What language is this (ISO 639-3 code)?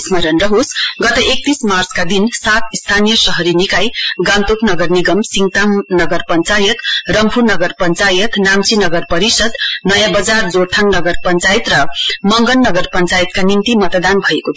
nep